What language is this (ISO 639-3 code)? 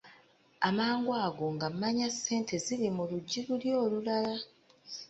lug